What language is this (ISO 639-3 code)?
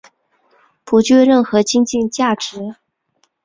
zho